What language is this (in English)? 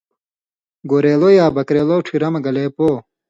Indus Kohistani